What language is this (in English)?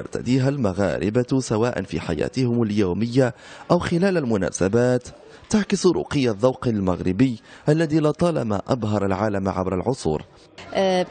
Arabic